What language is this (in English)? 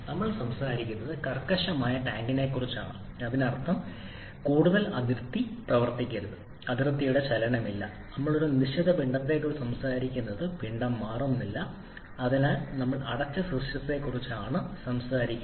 Malayalam